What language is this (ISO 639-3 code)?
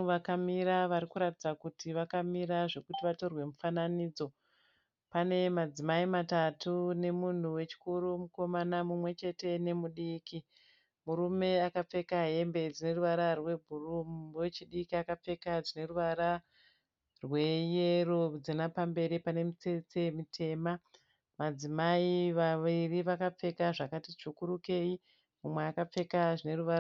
sna